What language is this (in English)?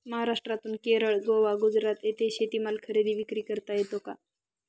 Marathi